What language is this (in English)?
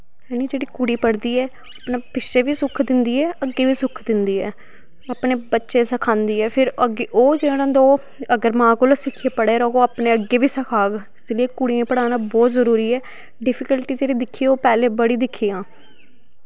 Dogri